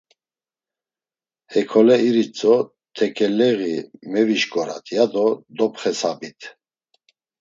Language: Laz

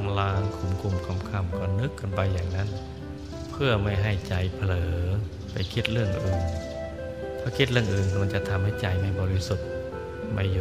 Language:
Thai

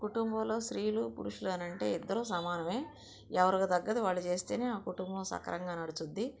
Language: Telugu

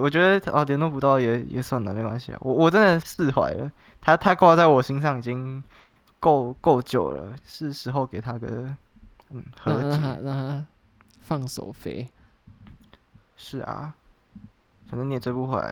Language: Chinese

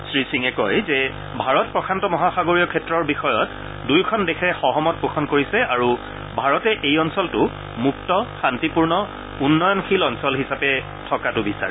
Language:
Assamese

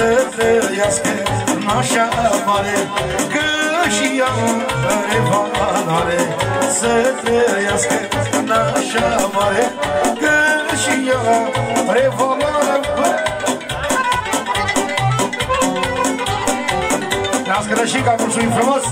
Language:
Romanian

